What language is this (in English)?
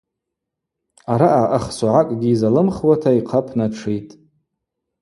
Abaza